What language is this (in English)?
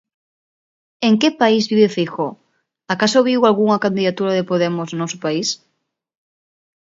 Galician